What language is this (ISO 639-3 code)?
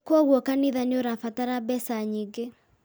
kik